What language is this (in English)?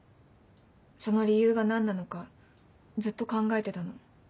Japanese